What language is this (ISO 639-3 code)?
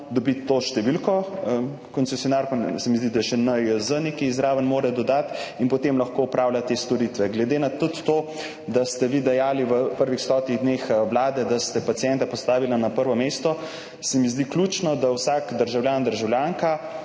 slv